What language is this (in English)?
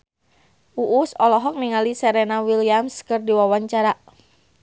Sundanese